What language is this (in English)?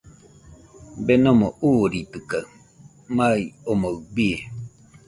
Nüpode Huitoto